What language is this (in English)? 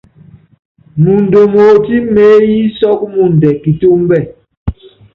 Yangben